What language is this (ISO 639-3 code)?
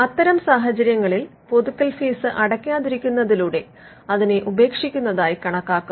mal